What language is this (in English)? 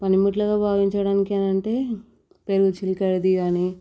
Telugu